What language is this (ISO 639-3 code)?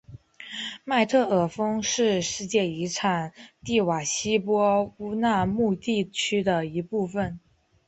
zho